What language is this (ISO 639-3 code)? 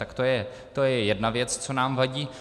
ces